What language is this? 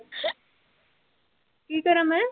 Punjabi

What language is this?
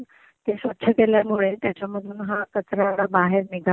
Marathi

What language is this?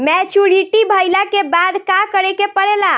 Bhojpuri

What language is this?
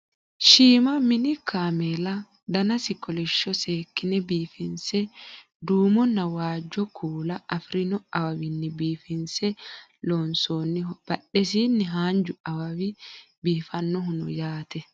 Sidamo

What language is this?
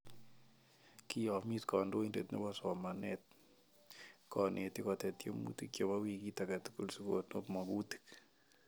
Kalenjin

